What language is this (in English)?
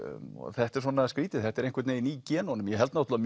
Icelandic